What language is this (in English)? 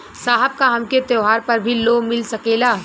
Bhojpuri